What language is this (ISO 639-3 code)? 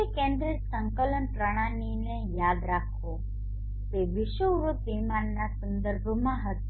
guj